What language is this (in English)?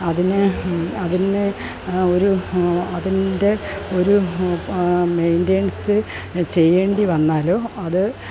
Malayalam